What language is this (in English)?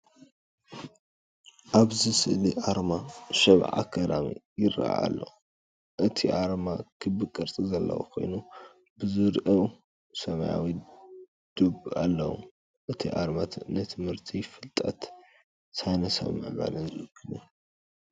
Tigrinya